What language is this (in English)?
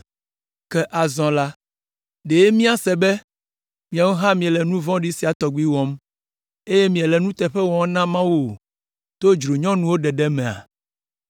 Ewe